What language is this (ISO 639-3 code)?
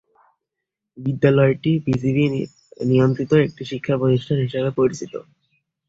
ben